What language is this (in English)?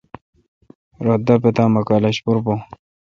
Kalkoti